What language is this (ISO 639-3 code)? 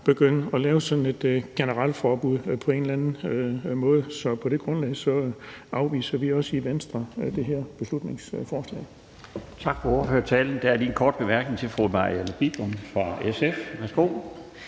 dan